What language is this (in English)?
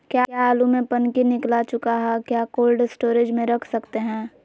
Magahi